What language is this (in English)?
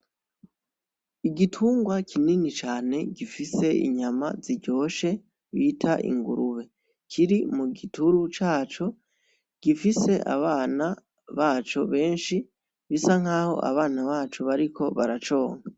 Rundi